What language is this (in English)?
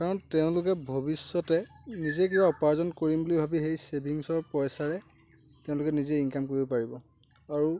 Assamese